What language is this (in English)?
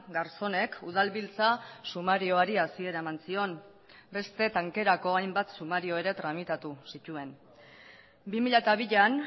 Basque